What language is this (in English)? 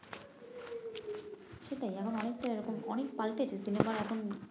Bangla